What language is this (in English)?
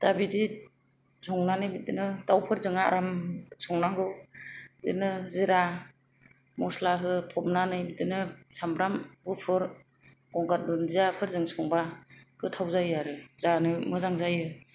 Bodo